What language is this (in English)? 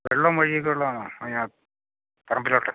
Malayalam